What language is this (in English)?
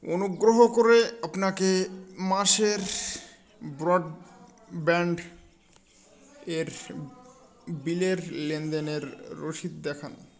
Bangla